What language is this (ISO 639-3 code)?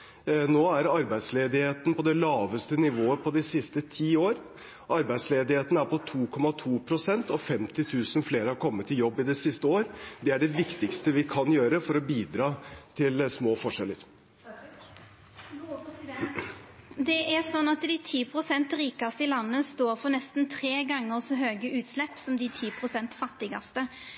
nor